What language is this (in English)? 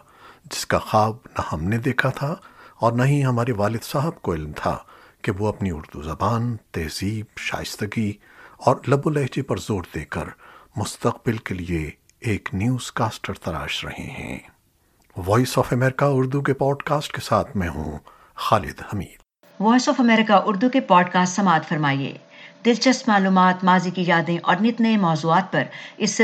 Urdu